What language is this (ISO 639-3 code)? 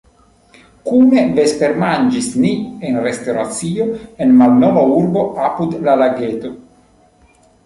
epo